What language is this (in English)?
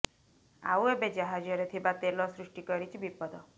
Odia